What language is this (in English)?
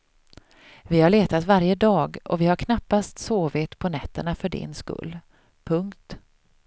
Swedish